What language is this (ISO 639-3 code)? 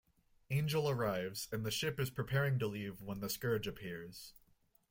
eng